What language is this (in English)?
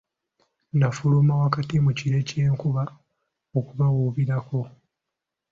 Ganda